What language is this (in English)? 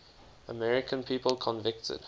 English